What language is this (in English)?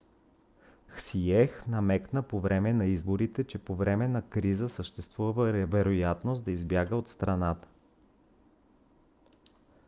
Bulgarian